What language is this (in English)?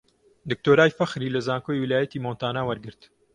Central Kurdish